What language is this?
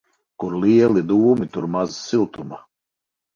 Latvian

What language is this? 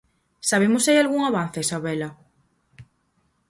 Galician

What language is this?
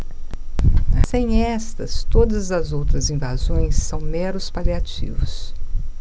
Portuguese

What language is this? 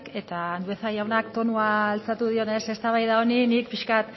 Basque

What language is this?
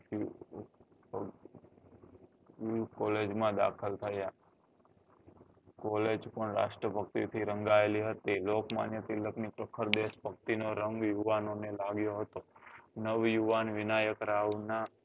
Gujarati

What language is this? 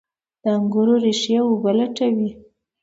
Pashto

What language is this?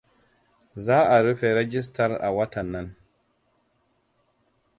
Hausa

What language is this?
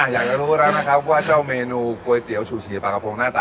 Thai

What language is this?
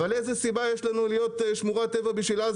Hebrew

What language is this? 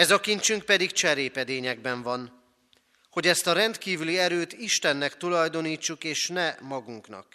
Hungarian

